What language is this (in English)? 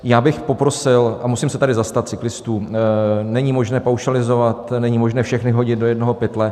Czech